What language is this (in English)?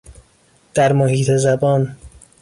Persian